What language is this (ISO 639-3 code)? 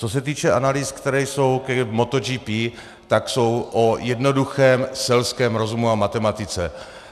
ces